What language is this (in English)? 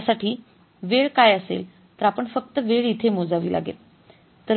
Marathi